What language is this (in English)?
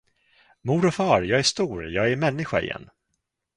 Swedish